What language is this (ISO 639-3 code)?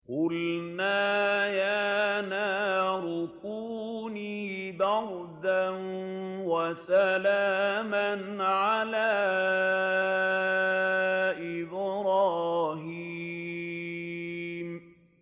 ara